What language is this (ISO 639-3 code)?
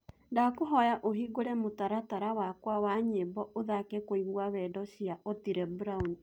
kik